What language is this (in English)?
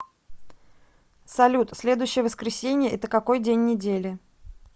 Russian